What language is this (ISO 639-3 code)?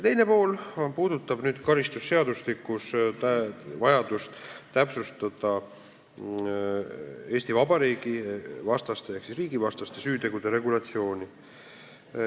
est